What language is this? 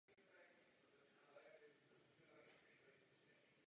Czech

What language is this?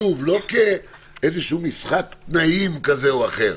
Hebrew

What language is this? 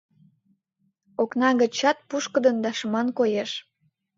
Mari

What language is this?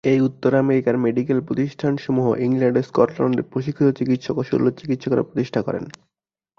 Bangla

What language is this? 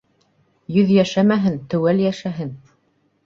Bashkir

